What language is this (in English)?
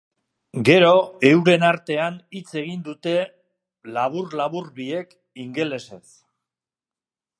Basque